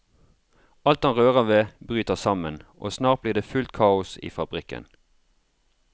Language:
Norwegian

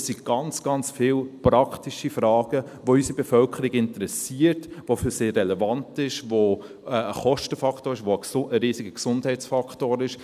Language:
Swiss German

